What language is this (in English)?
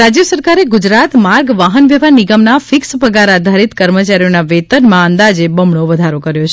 Gujarati